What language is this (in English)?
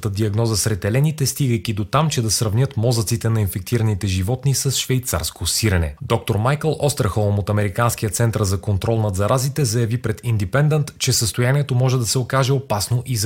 Bulgarian